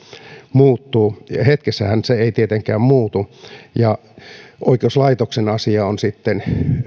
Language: Finnish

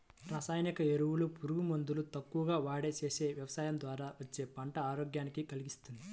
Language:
Telugu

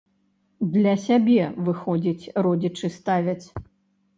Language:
Belarusian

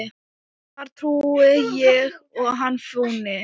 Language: Icelandic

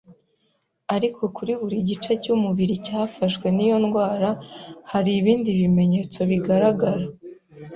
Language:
Kinyarwanda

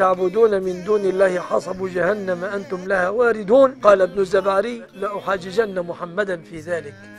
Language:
Arabic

